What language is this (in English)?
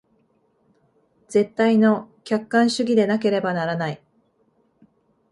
Japanese